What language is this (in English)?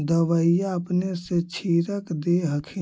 Magahi